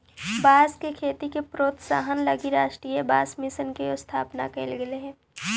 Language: Magahi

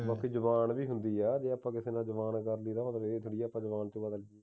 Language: Punjabi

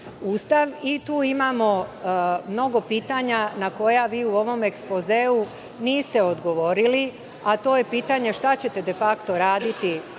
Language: Serbian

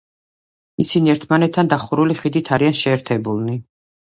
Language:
Georgian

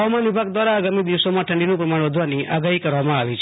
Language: Gujarati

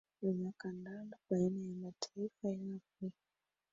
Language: Swahili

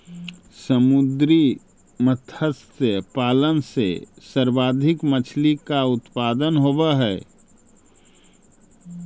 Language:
Magahi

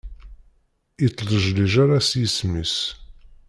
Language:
Kabyle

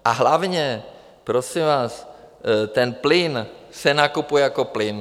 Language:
Czech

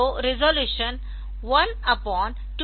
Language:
Hindi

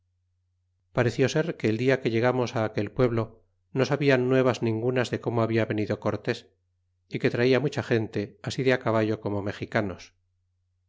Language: Spanish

